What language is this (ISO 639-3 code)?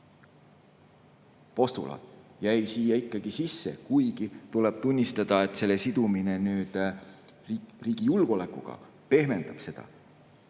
est